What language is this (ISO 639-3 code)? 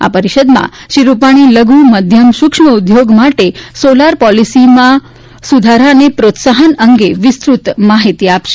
guj